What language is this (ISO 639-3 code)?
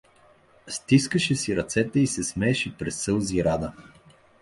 bul